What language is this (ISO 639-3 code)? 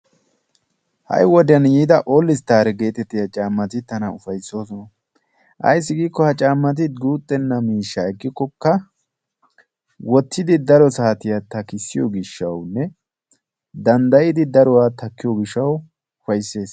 wal